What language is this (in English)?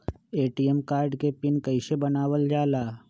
Magahi